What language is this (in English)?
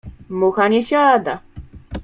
Polish